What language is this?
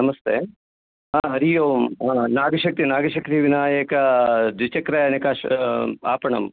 Sanskrit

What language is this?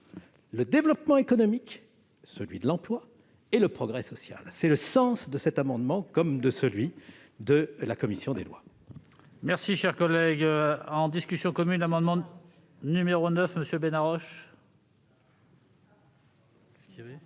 French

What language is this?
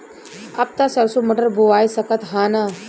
Bhojpuri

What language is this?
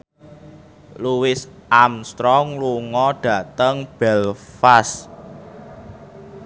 Javanese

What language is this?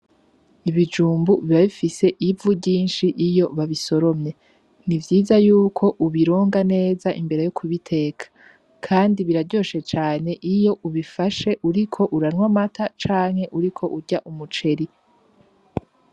Rundi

